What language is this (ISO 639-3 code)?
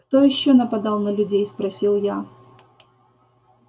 rus